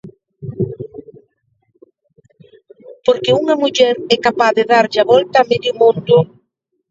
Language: Galician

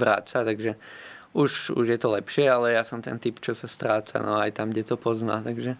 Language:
Slovak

